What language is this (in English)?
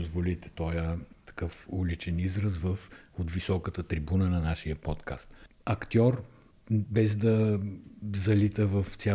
Bulgarian